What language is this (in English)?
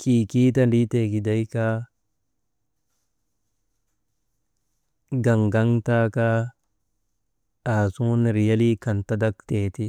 Maba